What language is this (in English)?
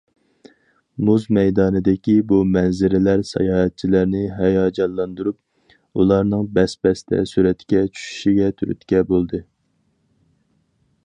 Uyghur